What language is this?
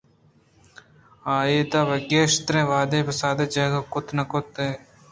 Eastern Balochi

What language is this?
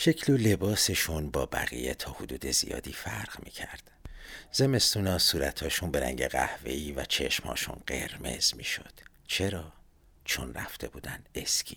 Persian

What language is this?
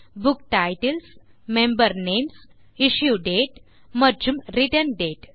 Tamil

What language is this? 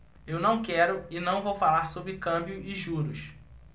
Portuguese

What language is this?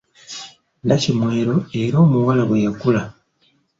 Ganda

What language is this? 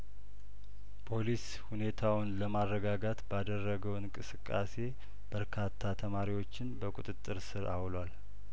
Amharic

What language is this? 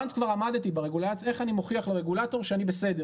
Hebrew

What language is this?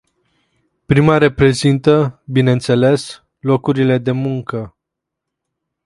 Romanian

